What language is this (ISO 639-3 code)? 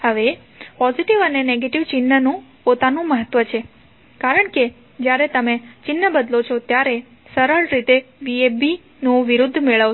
guj